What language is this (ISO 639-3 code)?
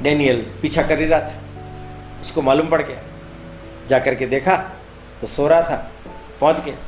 hin